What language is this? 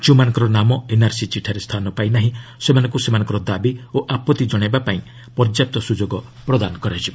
Odia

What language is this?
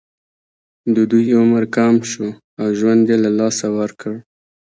Pashto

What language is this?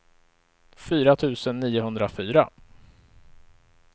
Swedish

